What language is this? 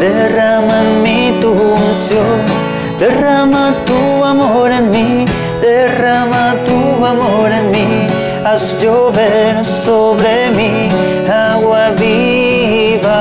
Spanish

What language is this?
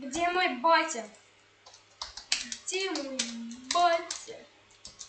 Russian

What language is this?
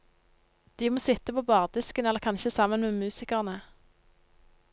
Norwegian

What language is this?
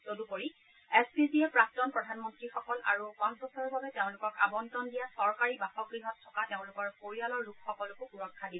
Assamese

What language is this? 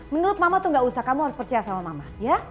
Indonesian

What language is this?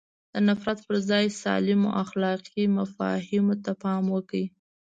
Pashto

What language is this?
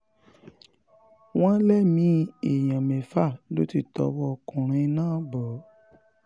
Yoruba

